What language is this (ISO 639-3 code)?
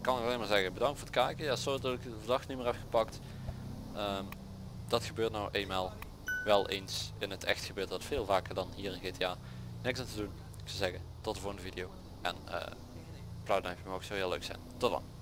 nld